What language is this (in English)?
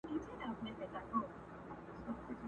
Pashto